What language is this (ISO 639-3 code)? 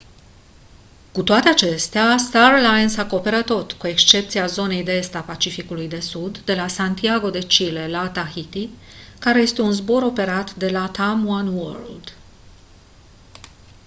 ron